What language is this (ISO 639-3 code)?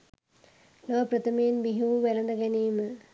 sin